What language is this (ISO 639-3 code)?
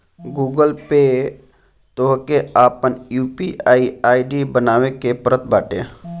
bho